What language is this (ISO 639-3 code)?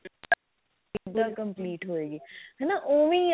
pan